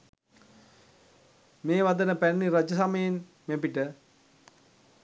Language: Sinhala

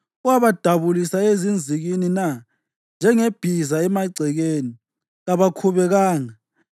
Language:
North Ndebele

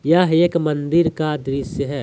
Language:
Hindi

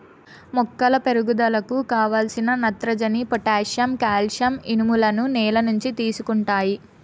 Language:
Telugu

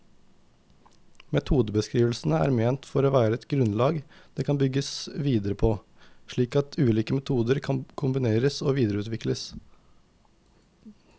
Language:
Norwegian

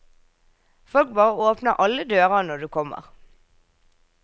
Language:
Norwegian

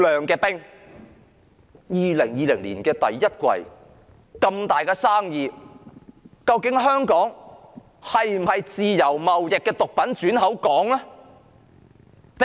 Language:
Cantonese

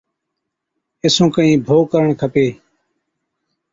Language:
Od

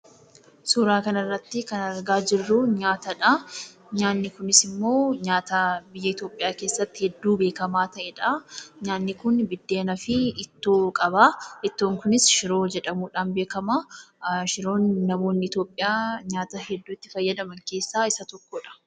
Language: Oromo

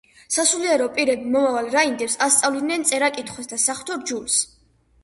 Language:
Georgian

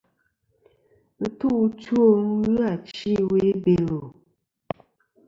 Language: Kom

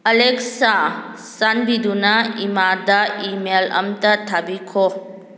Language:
Manipuri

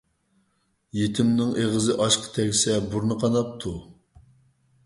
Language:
Uyghur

